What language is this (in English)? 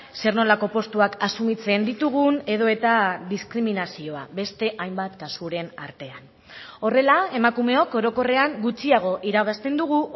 Basque